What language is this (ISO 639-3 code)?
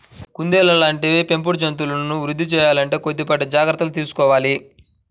tel